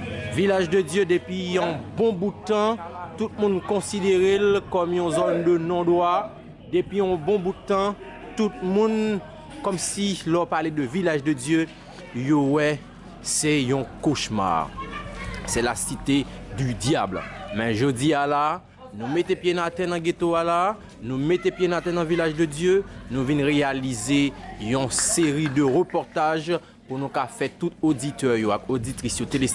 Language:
French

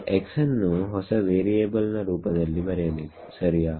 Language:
Kannada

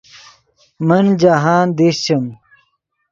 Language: Yidgha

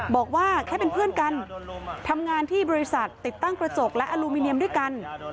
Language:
Thai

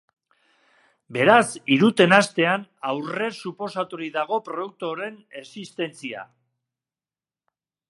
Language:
Basque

